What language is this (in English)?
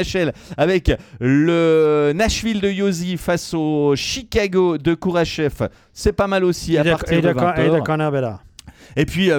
French